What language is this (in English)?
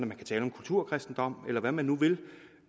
Danish